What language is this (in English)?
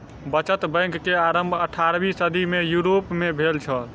Maithili